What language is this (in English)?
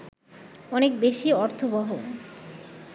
Bangla